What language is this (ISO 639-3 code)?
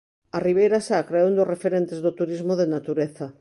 glg